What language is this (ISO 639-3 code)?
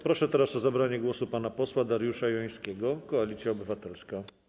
pol